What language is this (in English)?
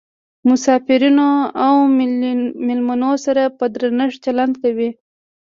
Pashto